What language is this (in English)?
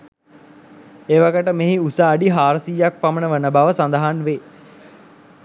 Sinhala